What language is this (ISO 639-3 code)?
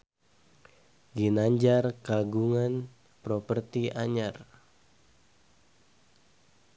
sun